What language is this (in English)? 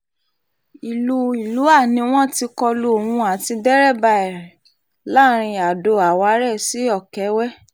Yoruba